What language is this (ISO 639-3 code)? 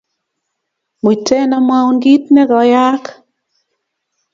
kln